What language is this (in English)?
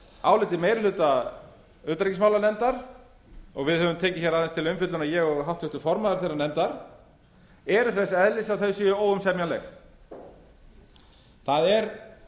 Icelandic